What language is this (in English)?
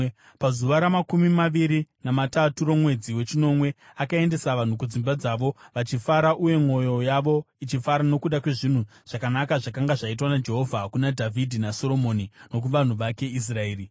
Shona